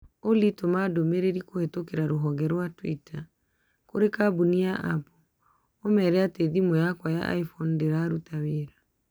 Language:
Kikuyu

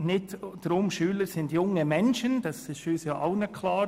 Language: Swiss German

